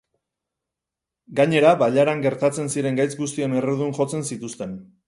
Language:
Basque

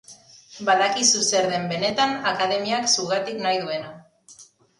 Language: Basque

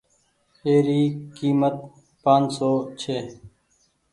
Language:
Goaria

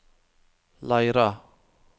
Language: Norwegian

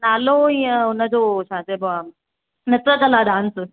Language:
Sindhi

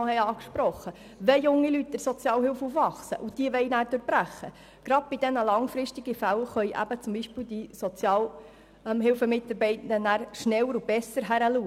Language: Swiss German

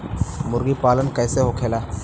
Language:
Bhojpuri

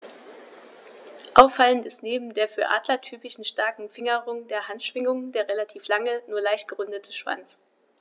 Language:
German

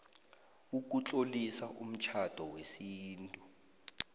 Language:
South Ndebele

